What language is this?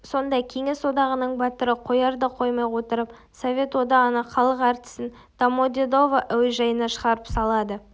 Kazakh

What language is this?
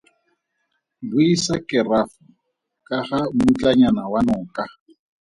Tswana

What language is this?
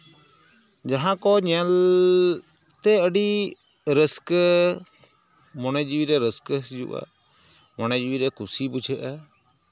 Santali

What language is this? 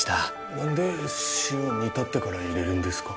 Japanese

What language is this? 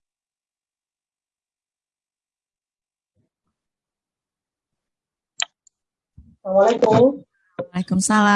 Indonesian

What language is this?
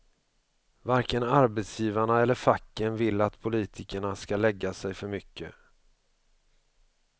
Swedish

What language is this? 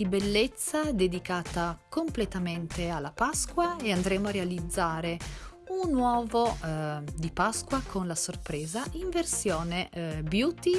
Italian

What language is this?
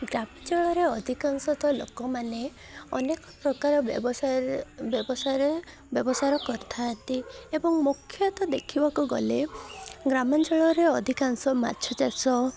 Odia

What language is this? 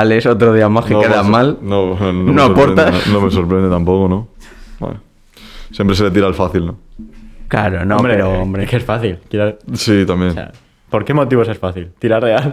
Spanish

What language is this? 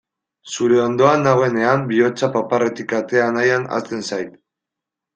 Basque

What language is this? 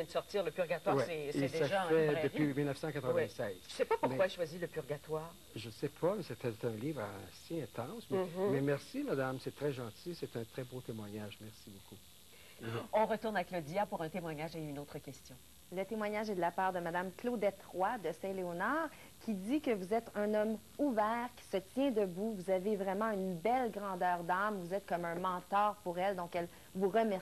French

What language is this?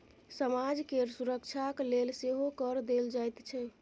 Maithili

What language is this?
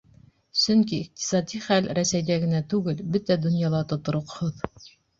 Bashkir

